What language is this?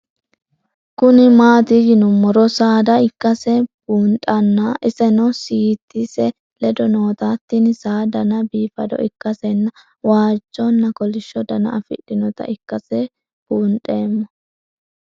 Sidamo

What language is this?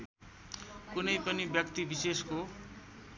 Nepali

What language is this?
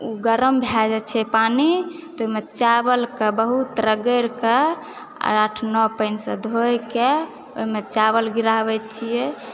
Maithili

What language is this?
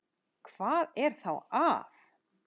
Icelandic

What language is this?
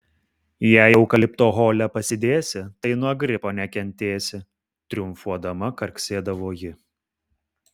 Lithuanian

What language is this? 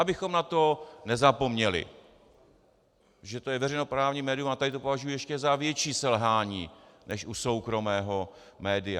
Czech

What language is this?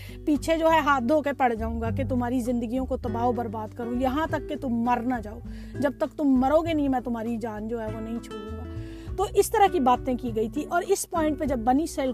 Urdu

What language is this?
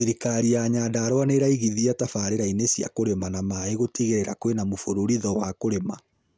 Kikuyu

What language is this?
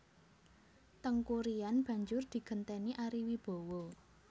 Javanese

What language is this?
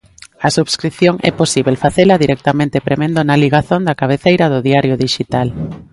Galician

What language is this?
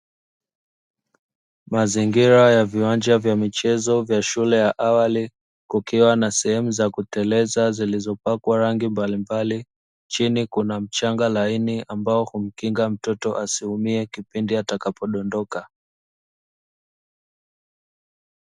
Swahili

